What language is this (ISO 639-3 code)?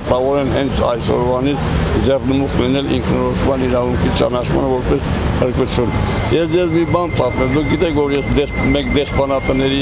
ron